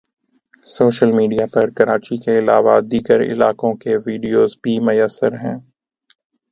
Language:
Urdu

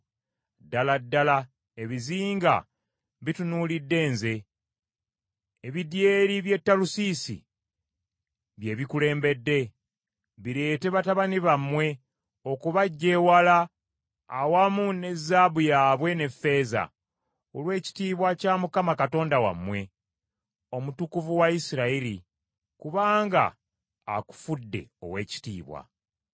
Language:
Ganda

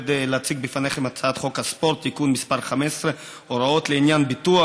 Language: Hebrew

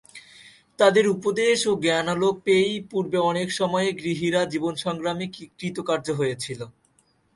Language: Bangla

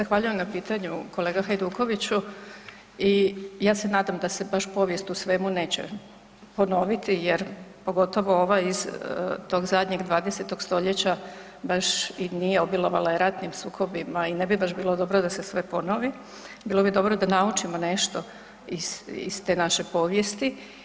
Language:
Croatian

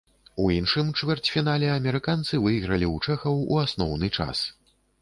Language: Belarusian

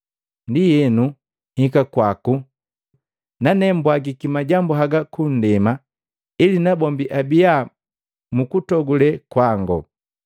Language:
Matengo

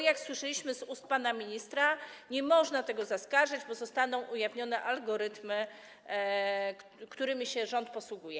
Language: Polish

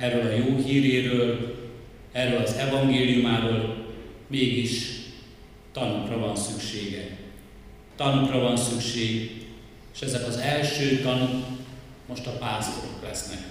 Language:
Hungarian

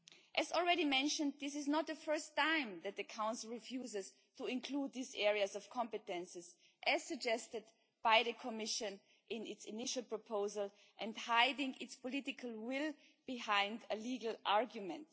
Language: English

